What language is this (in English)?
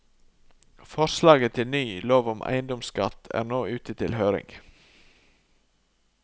Norwegian